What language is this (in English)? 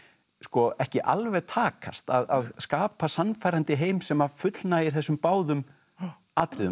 Icelandic